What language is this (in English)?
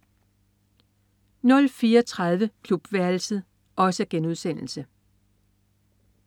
Danish